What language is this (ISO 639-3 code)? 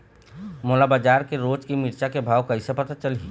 hne